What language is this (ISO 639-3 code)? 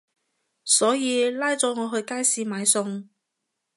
yue